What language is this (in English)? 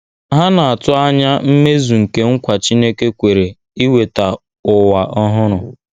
Igbo